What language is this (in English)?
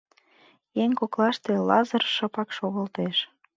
Mari